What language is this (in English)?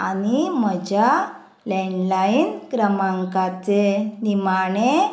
Konkani